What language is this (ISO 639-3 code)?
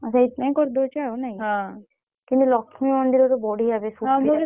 ori